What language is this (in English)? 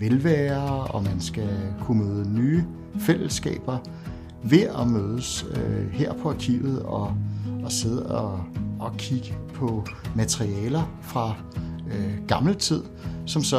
Danish